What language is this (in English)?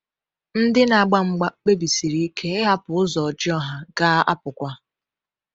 Igbo